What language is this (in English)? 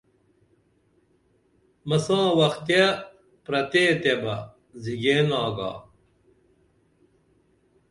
Dameli